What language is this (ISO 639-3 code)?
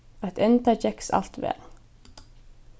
fao